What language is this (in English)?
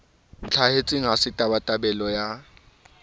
Southern Sotho